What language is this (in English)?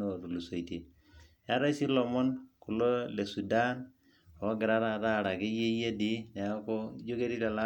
Masai